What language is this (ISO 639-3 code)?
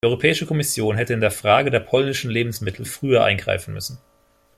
deu